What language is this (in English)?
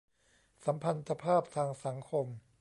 Thai